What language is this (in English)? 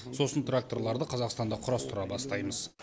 Kazakh